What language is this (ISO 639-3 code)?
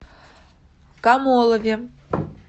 rus